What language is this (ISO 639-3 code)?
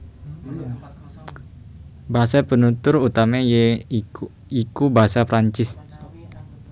jav